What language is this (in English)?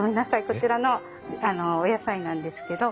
Japanese